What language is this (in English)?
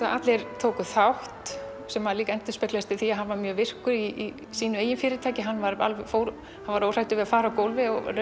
Icelandic